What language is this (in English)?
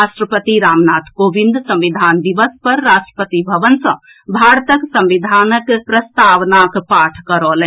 Maithili